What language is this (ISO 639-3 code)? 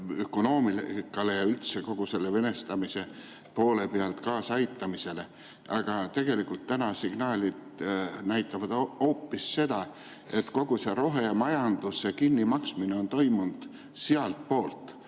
est